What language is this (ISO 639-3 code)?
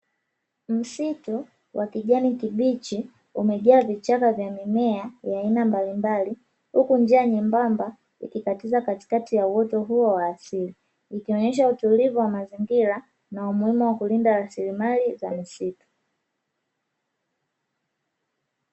swa